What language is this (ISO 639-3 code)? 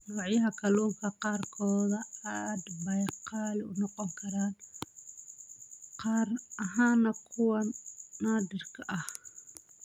som